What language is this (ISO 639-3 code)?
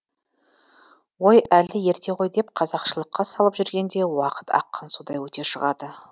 kaz